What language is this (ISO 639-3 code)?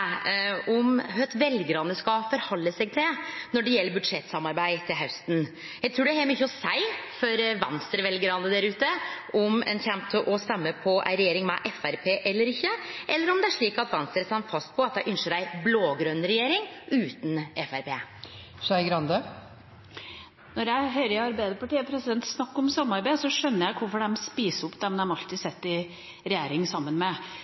nor